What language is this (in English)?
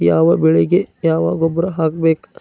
Kannada